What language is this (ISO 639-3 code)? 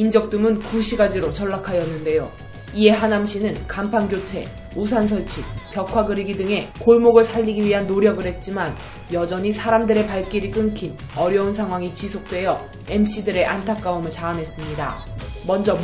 kor